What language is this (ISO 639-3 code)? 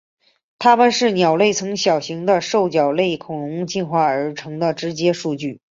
zho